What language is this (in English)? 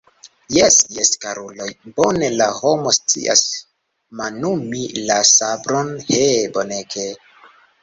Esperanto